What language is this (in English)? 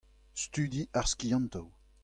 Breton